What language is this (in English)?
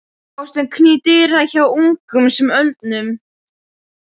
Icelandic